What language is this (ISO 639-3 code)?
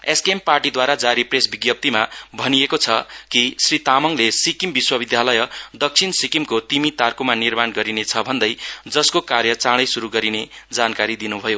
nep